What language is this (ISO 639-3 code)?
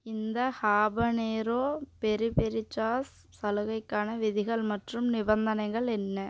tam